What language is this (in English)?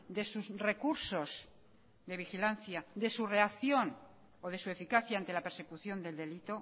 Spanish